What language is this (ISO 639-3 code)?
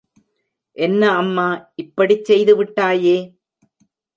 tam